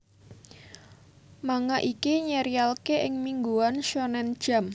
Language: Javanese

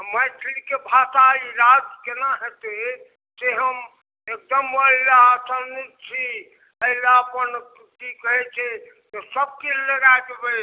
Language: Maithili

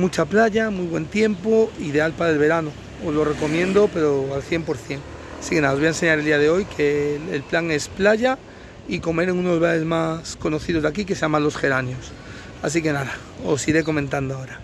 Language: Spanish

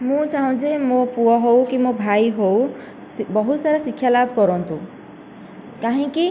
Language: Odia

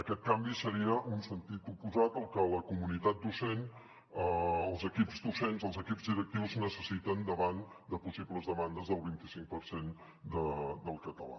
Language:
Catalan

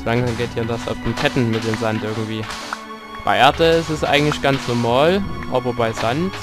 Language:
German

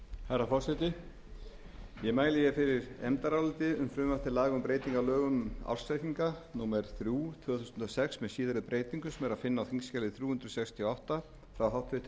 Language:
Icelandic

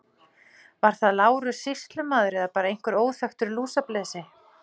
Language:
Icelandic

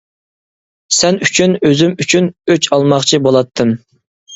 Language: Uyghur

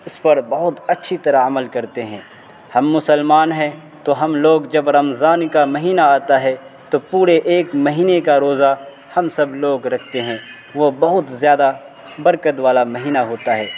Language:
Urdu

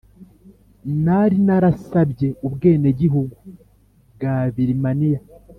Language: Kinyarwanda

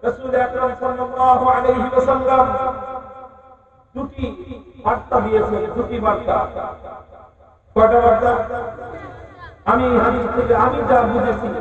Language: Turkish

